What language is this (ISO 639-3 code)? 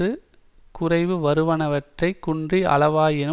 tam